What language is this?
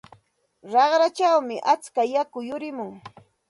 Santa Ana de Tusi Pasco Quechua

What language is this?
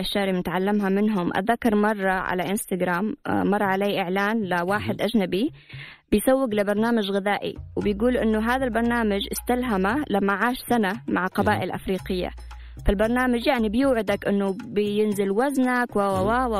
Arabic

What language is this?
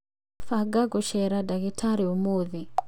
Kikuyu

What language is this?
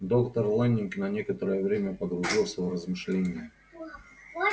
Russian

